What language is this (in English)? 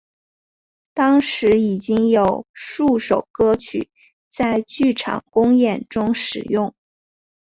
Chinese